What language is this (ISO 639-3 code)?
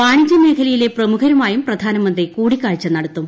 mal